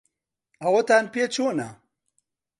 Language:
Central Kurdish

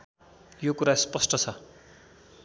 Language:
Nepali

